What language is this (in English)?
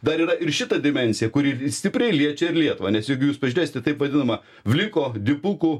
Lithuanian